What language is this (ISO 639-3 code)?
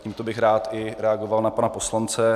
ces